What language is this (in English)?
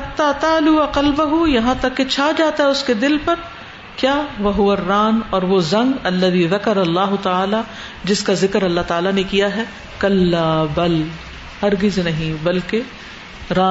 Urdu